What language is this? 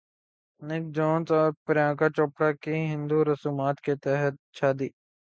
Urdu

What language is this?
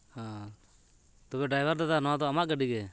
Santali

